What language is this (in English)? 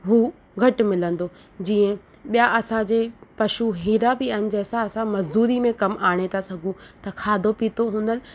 Sindhi